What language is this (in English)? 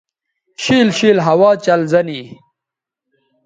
Bateri